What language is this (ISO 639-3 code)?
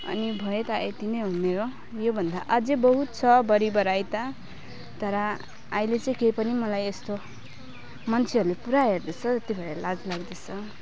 nep